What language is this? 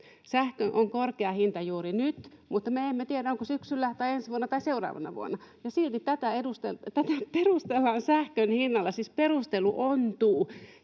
Finnish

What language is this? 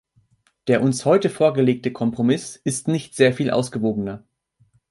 German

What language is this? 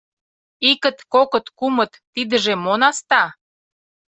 Mari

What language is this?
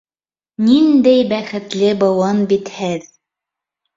Bashkir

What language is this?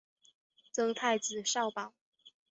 Chinese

